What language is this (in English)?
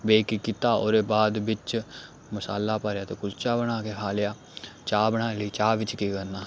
Dogri